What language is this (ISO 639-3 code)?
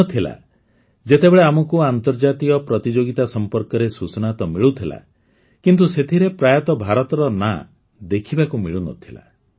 ori